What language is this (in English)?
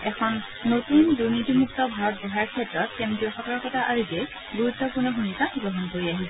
Assamese